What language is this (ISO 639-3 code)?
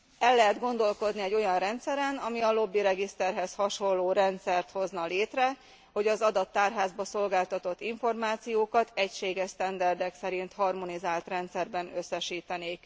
hun